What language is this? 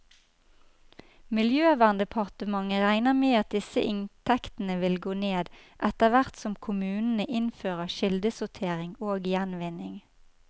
Norwegian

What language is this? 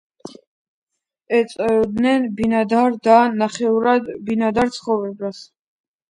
Georgian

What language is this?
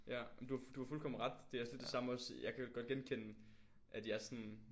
Danish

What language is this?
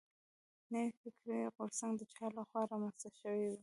Pashto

